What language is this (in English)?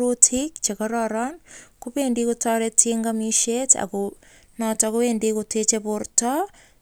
Kalenjin